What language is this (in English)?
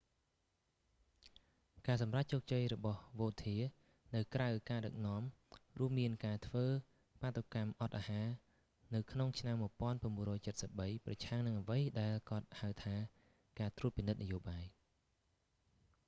Khmer